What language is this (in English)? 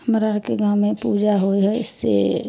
Maithili